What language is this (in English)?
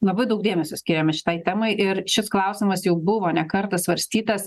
Lithuanian